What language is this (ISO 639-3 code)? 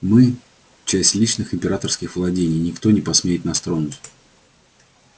rus